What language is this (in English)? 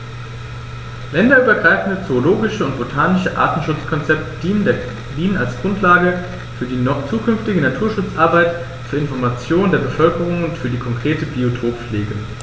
German